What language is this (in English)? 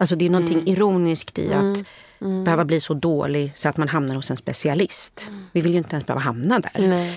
Swedish